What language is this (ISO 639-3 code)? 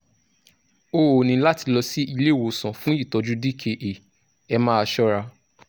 yor